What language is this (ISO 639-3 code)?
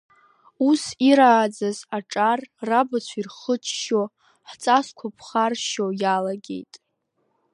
abk